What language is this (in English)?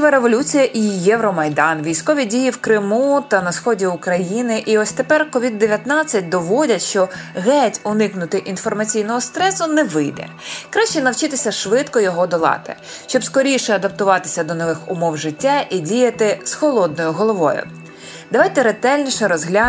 Ukrainian